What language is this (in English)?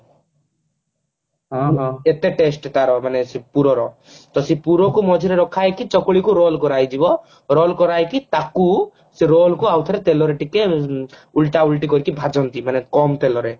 Odia